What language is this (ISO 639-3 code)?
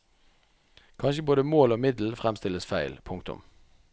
nor